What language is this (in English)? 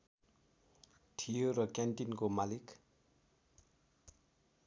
Nepali